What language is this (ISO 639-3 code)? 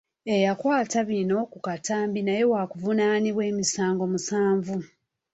lug